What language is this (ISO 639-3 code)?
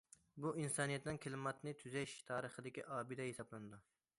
uig